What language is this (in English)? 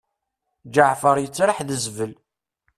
Kabyle